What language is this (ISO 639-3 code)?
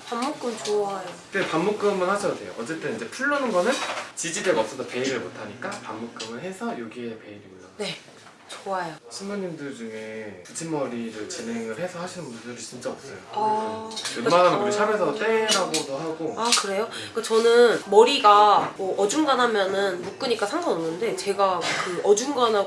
kor